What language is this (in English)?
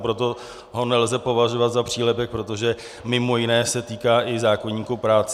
Czech